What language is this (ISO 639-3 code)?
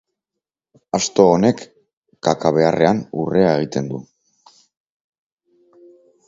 eus